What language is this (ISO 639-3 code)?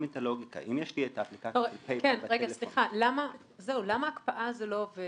heb